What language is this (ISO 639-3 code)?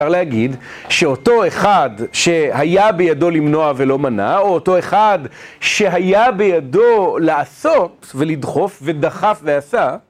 heb